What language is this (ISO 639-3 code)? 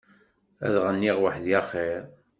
kab